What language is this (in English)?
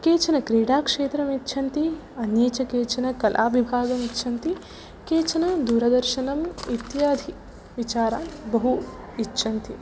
Sanskrit